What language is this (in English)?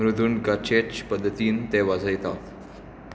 Konkani